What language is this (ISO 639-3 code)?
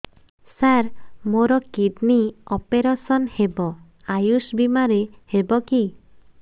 ori